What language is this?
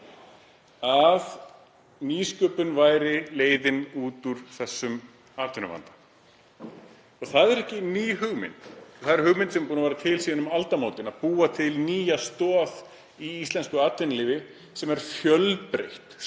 Icelandic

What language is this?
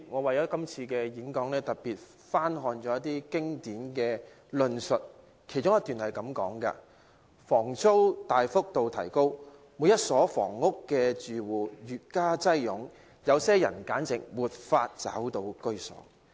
Cantonese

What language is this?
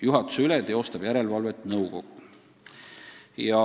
Estonian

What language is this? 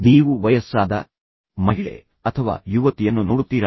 Kannada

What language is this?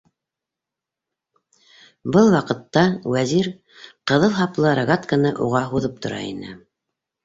Bashkir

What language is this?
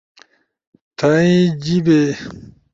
Ushojo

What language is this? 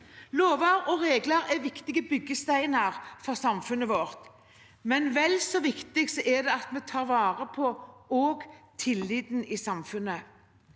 Norwegian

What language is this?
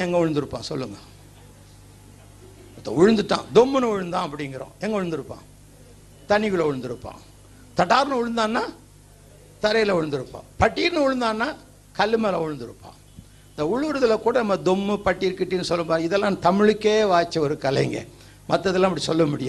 Tamil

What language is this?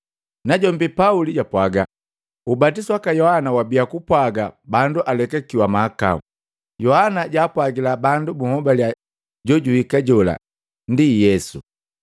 Matengo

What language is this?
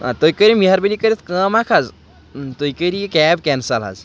Kashmiri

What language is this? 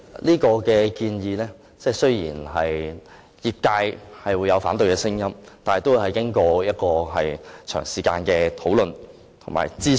Cantonese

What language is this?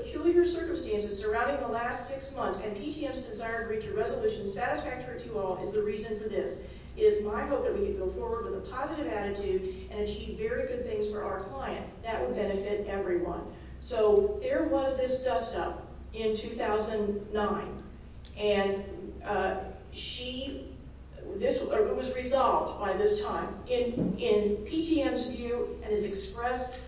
English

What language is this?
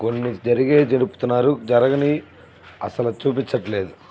Telugu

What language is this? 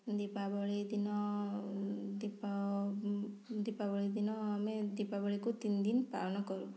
Odia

